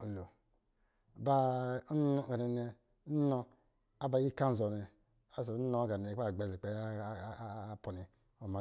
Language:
Lijili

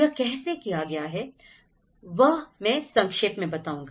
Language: Hindi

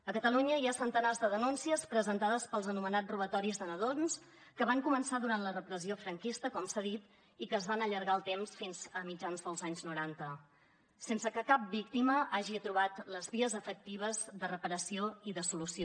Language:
Catalan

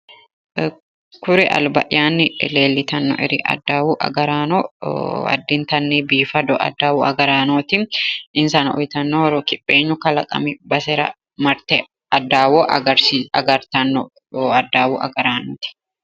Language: Sidamo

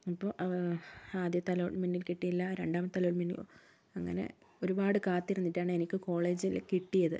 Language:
Malayalam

